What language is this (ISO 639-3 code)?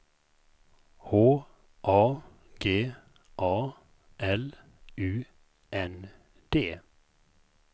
swe